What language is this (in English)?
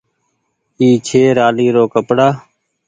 Goaria